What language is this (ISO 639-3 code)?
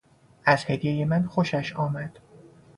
fas